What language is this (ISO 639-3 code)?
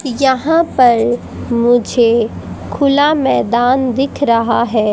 hin